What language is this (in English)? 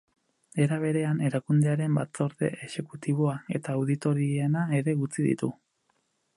Basque